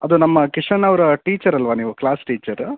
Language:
Kannada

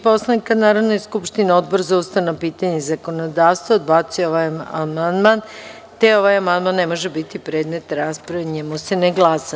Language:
Serbian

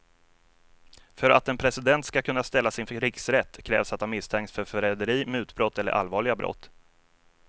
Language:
Swedish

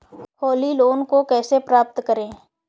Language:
Hindi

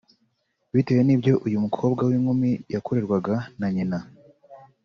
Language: Kinyarwanda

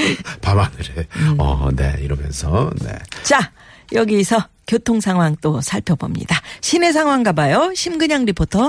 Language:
Korean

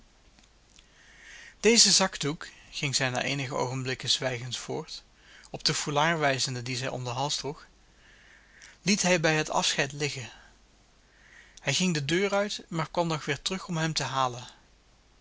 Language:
Dutch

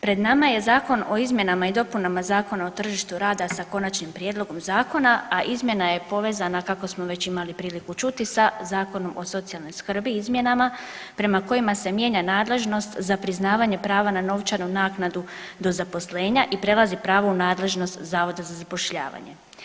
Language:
Croatian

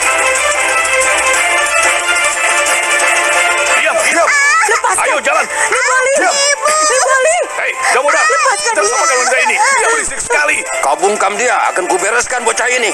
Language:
Indonesian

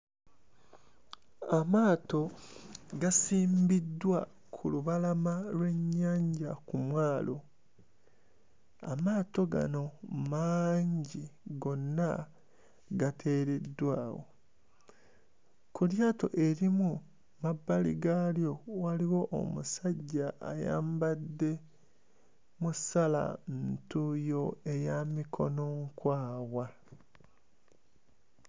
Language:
Ganda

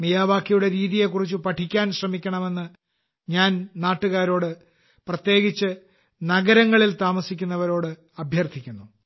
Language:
Malayalam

